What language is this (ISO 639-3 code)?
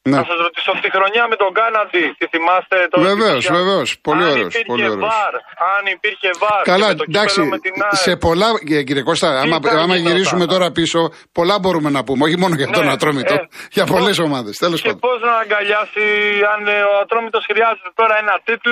ell